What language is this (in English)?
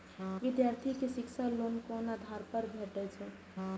Maithili